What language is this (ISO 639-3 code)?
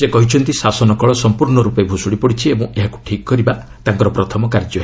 ori